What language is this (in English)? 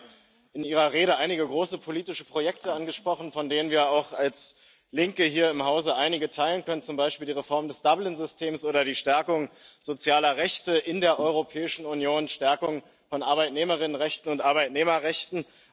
German